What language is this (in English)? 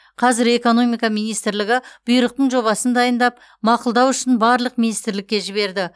Kazakh